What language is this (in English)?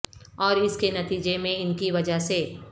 Urdu